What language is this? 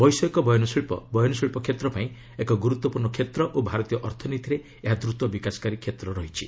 Odia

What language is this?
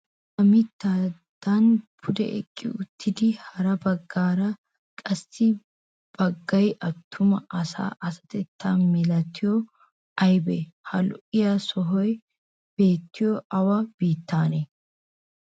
Wolaytta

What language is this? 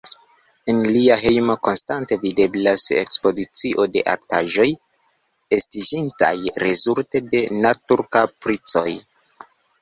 Esperanto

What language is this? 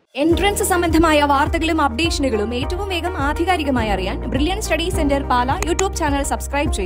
Malayalam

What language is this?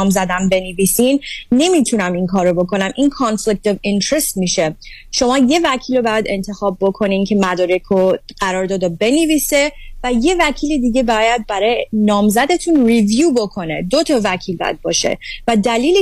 Persian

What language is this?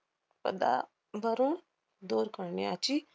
Marathi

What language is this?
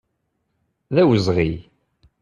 Kabyle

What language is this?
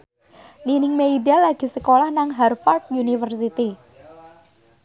Javanese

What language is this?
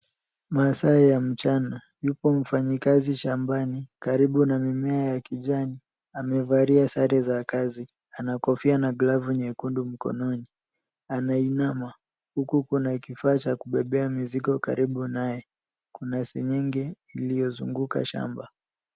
Swahili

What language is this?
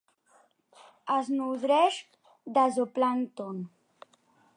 Catalan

